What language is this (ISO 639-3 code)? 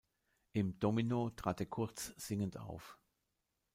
deu